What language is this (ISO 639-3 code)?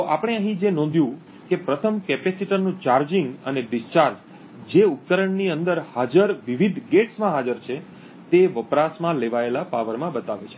guj